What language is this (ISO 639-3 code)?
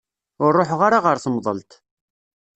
kab